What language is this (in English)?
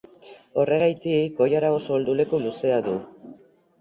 Basque